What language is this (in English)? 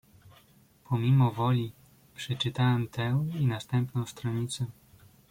Polish